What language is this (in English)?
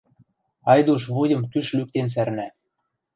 Western Mari